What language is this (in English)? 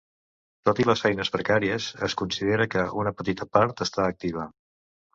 Catalan